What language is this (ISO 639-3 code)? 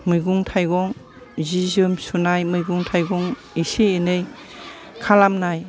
brx